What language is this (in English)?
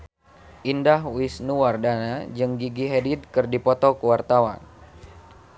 Sundanese